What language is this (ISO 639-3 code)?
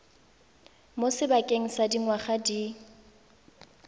tsn